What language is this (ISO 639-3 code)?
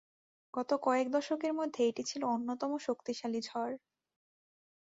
ben